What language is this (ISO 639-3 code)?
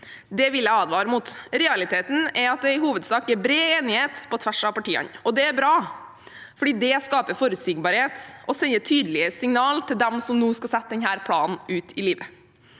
nor